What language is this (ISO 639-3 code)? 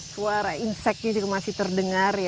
ind